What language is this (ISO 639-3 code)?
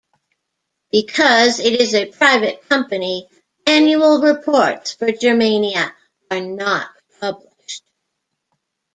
eng